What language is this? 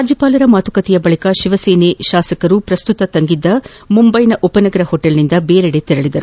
Kannada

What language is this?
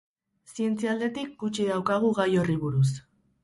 Basque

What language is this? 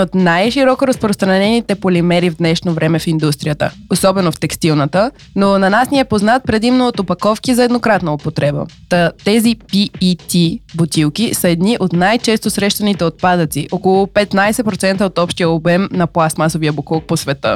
Bulgarian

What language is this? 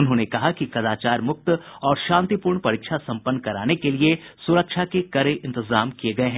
Hindi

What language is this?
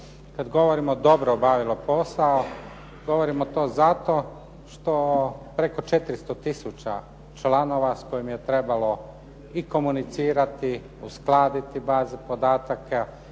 Croatian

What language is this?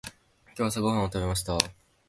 Japanese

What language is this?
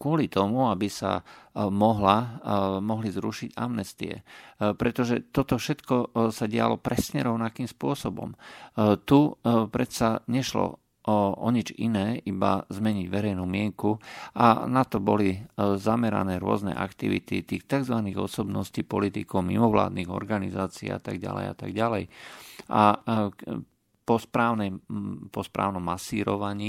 Slovak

